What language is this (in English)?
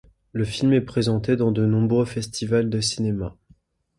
French